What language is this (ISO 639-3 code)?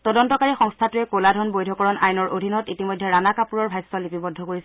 asm